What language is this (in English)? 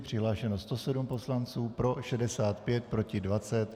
Czech